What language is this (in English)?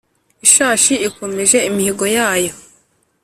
Kinyarwanda